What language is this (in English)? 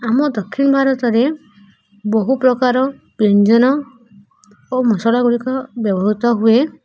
Odia